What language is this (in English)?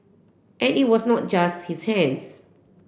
English